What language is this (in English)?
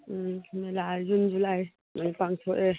Manipuri